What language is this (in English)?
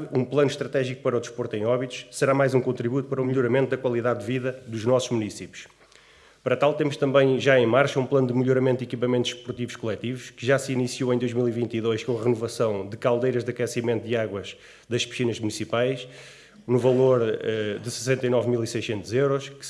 Portuguese